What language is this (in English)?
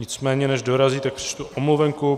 Czech